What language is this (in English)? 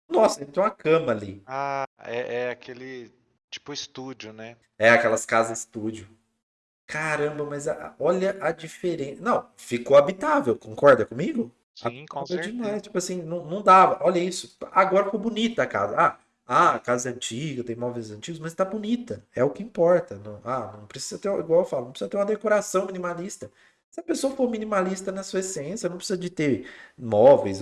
Portuguese